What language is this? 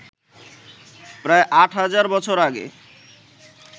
Bangla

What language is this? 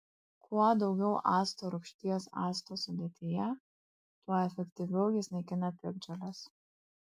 Lithuanian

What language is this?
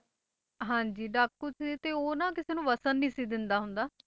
Punjabi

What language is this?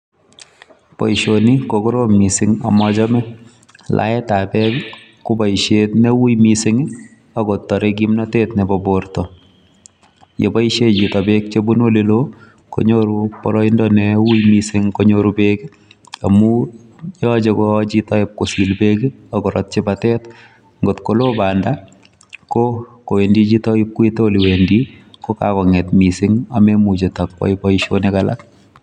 Kalenjin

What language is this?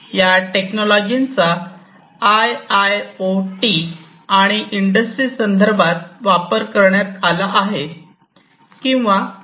Marathi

